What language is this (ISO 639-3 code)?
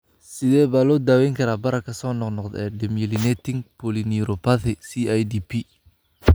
som